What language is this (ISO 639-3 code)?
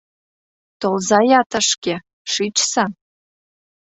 chm